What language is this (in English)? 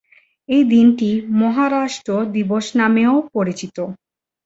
Bangla